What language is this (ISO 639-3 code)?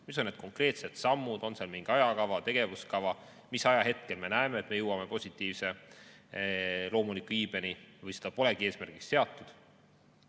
est